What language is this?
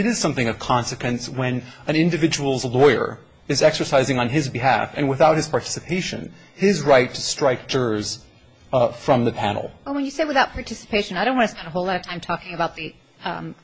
English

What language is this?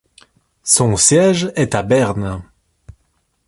French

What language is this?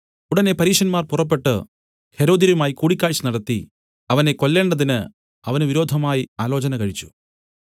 Malayalam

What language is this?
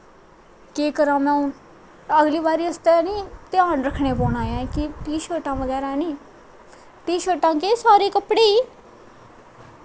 Dogri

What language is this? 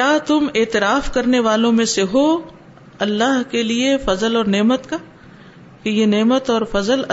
Urdu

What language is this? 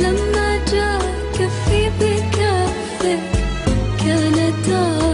Arabic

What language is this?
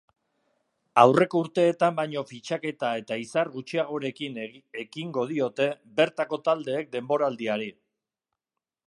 Basque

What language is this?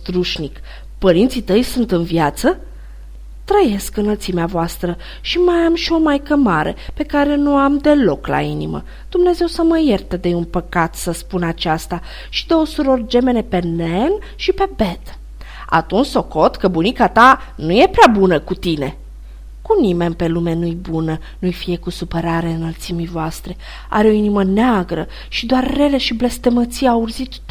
Romanian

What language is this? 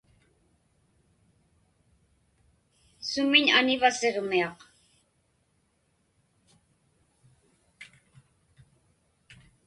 Inupiaq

